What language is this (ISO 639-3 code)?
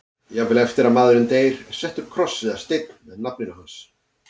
isl